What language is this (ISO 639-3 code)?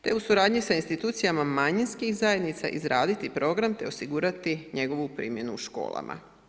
hrv